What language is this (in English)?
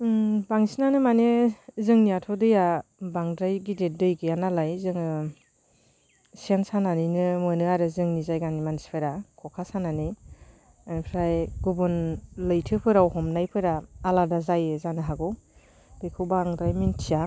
Bodo